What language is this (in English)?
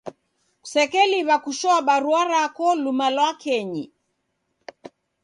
Taita